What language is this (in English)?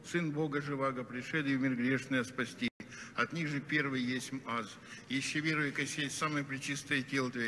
Russian